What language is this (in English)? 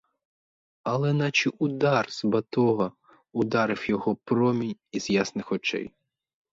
Ukrainian